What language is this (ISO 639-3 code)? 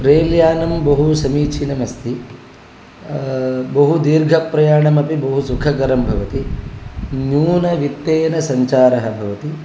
san